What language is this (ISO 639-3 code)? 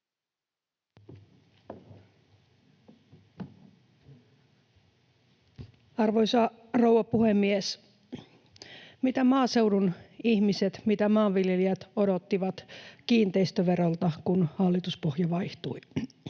fin